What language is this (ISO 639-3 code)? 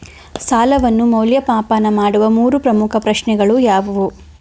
kan